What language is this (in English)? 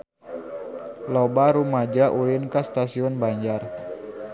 Sundanese